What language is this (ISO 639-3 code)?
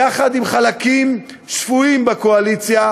heb